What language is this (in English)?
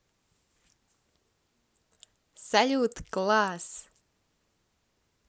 Russian